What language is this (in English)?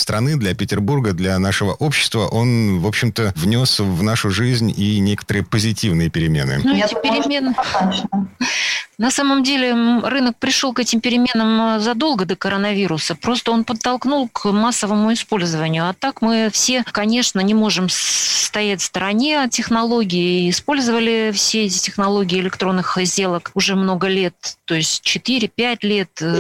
Russian